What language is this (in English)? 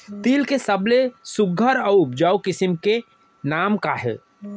Chhattisgarhi